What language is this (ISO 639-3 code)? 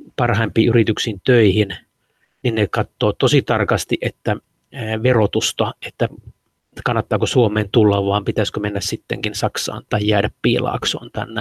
fin